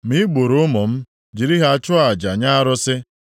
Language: Igbo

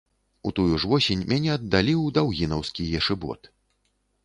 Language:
Belarusian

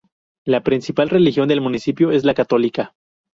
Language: Spanish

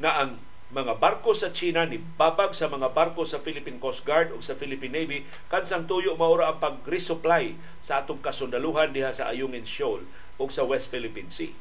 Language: Filipino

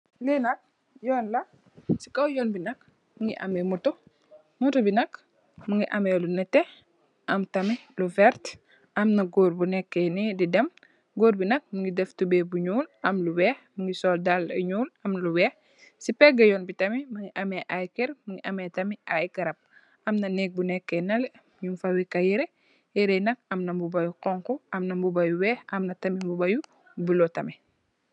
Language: Wolof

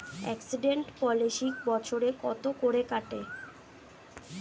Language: Bangla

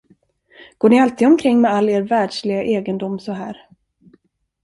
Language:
Swedish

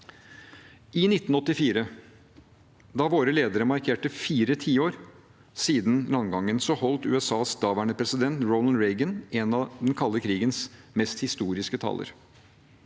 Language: Norwegian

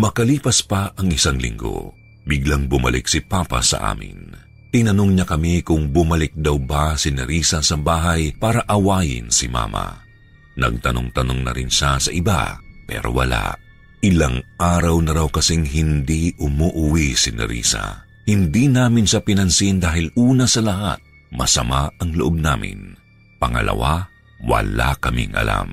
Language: Filipino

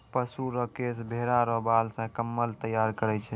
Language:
Maithili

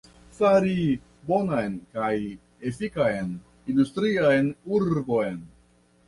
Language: Esperanto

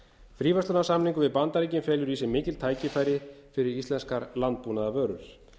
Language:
Icelandic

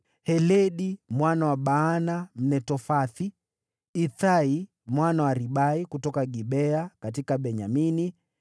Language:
Swahili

